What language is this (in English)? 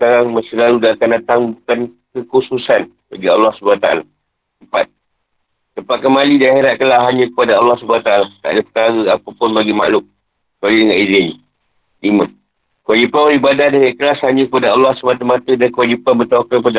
Malay